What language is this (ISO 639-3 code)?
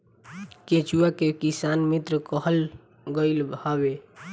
bho